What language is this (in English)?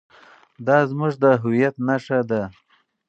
Pashto